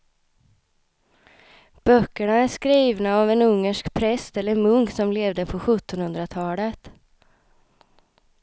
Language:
Swedish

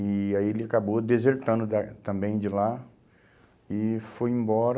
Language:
Portuguese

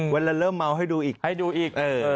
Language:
Thai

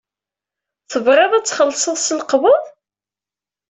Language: Kabyle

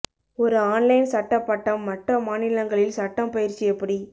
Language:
Tamil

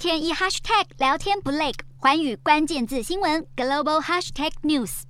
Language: Chinese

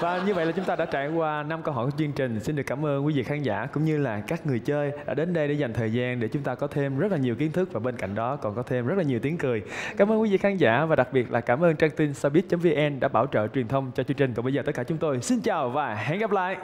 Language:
Vietnamese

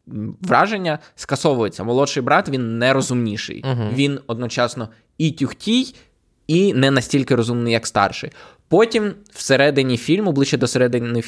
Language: Ukrainian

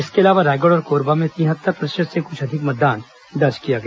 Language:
Hindi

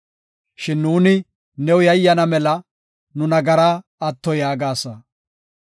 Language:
Gofa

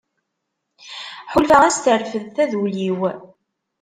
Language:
Kabyle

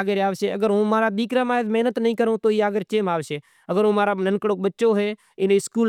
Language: Kachi Koli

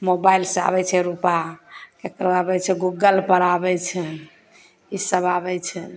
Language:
Maithili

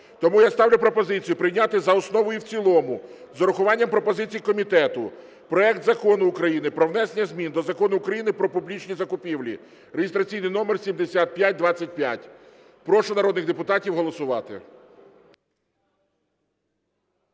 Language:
Ukrainian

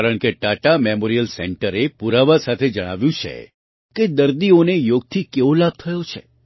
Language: Gujarati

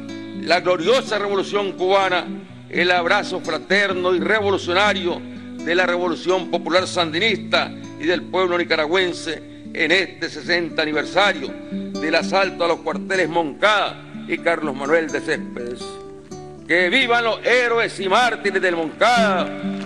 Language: Spanish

